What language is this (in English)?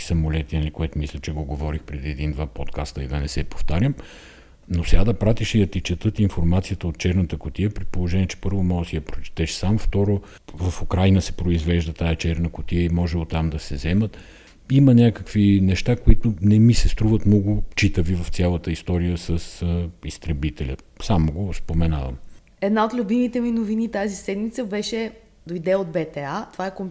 Bulgarian